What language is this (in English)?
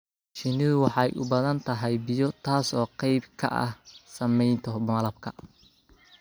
Somali